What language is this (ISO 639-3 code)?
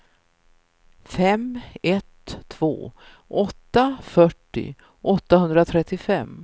swe